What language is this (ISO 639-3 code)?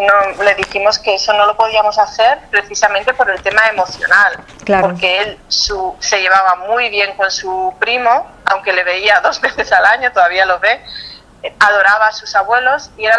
spa